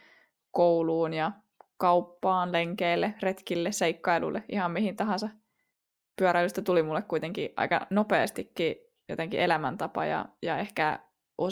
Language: Finnish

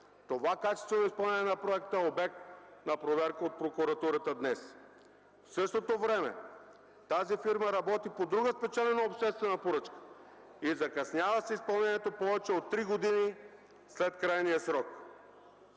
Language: Bulgarian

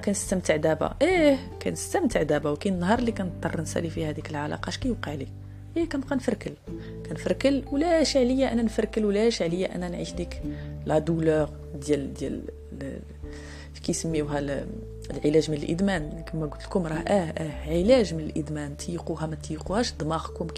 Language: Arabic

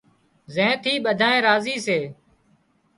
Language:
Wadiyara Koli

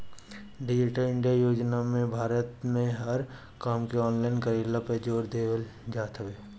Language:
Bhojpuri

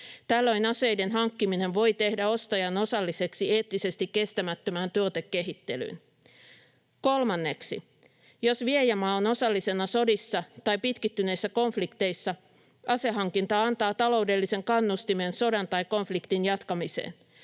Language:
Finnish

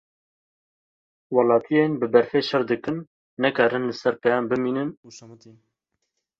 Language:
Kurdish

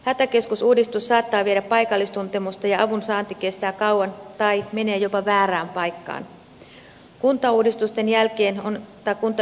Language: Finnish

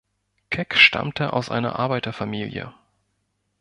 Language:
German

